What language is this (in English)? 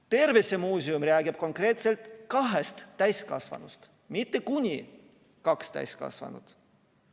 Estonian